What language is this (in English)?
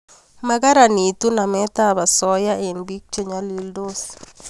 Kalenjin